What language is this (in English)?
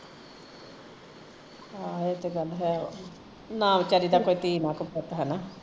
Punjabi